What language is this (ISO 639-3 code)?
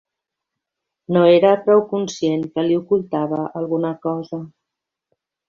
cat